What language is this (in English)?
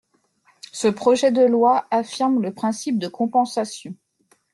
French